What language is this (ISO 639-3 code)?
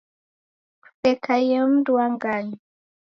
dav